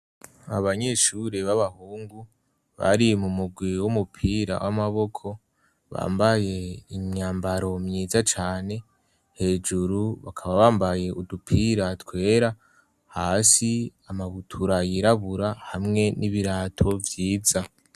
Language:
Rundi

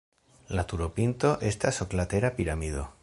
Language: Esperanto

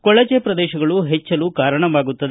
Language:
Kannada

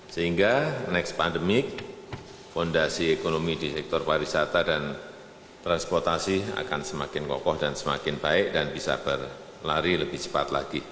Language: Indonesian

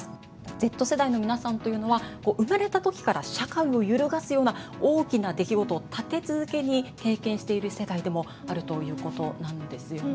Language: Japanese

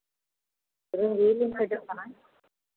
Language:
Santali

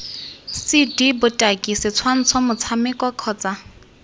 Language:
Tswana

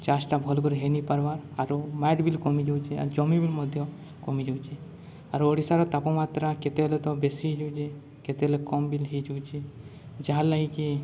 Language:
Odia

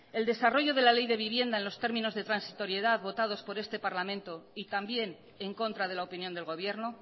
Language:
Spanish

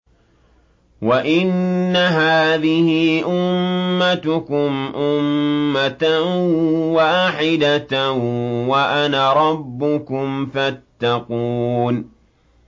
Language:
Arabic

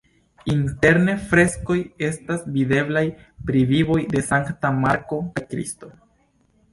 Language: Esperanto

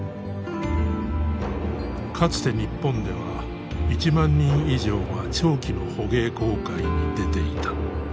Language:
Japanese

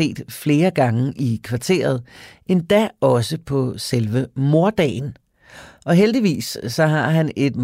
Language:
Danish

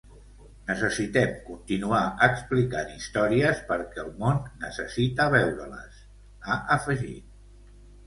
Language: Catalan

